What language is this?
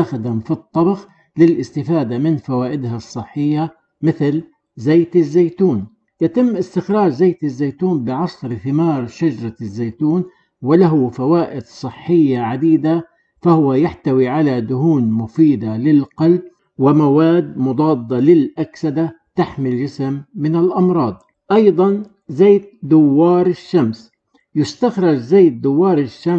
Arabic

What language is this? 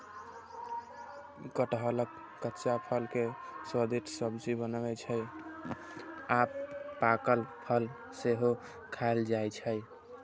Maithili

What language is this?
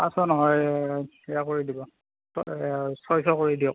Assamese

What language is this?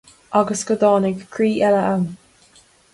Irish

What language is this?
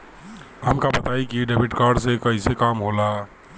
Bhojpuri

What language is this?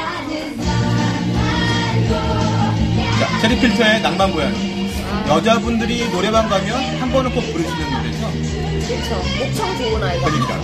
Korean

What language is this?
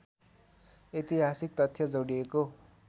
Nepali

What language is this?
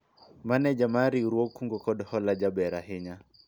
Luo (Kenya and Tanzania)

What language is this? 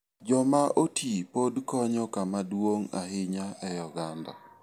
Luo (Kenya and Tanzania)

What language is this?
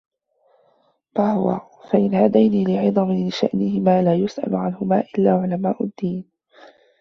Arabic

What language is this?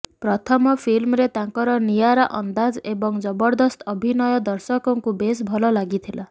Odia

